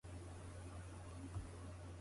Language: Japanese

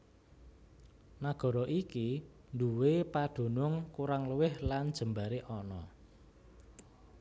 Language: Javanese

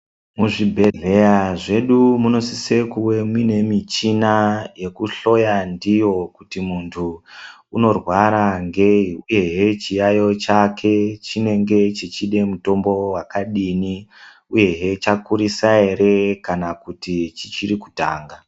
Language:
Ndau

